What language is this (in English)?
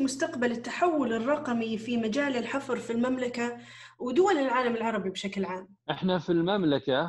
Arabic